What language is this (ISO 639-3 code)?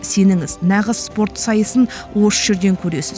kaz